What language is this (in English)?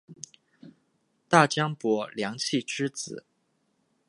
Chinese